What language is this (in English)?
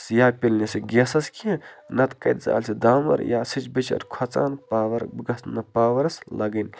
Kashmiri